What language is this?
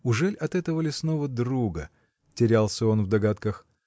Russian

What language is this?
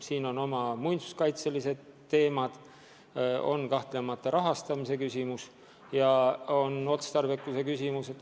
Estonian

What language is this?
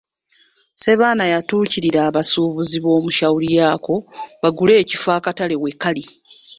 Ganda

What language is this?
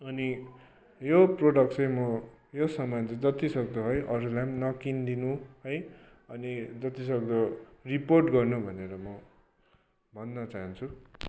Nepali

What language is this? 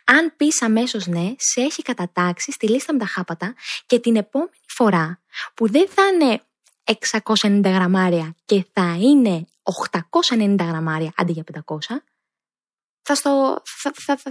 Greek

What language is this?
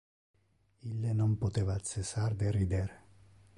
Interlingua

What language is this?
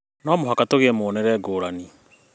Kikuyu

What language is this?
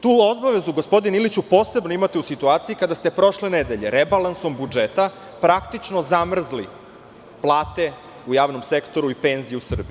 Serbian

